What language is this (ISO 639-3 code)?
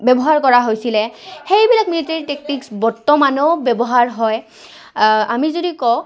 asm